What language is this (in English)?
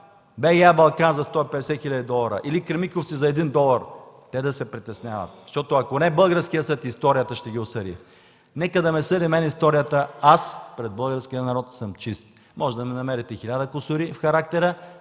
Bulgarian